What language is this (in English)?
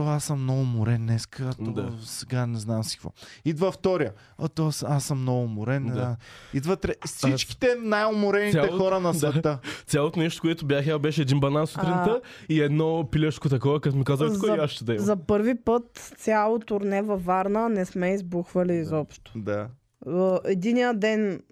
Bulgarian